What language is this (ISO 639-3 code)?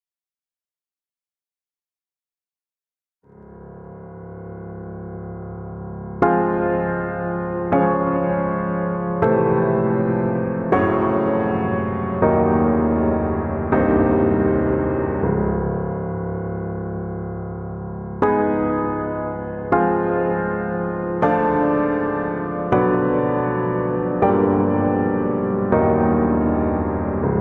eng